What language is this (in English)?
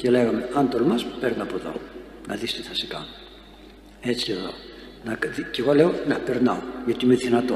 Greek